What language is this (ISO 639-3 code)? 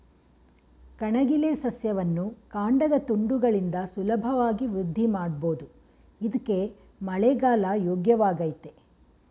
kan